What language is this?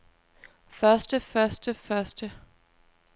Danish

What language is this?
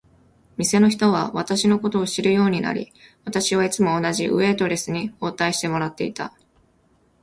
Japanese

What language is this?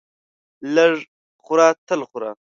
Pashto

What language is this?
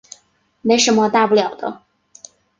Chinese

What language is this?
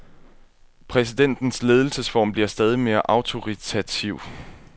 Danish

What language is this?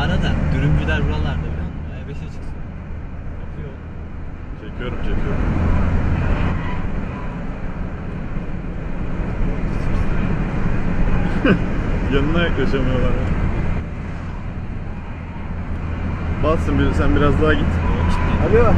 Turkish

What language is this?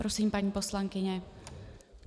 Czech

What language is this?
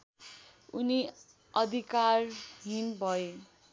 Nepali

